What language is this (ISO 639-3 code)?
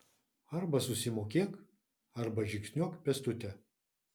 lit